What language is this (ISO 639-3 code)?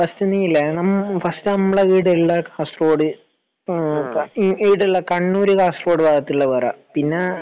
mal